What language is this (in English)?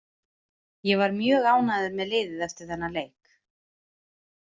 Icelandic